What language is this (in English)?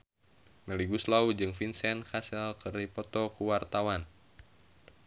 Sundanese